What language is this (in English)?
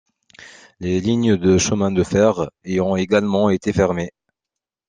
French